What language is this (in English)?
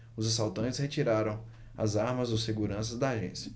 Portuguese